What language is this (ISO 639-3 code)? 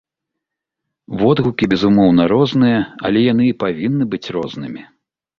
bel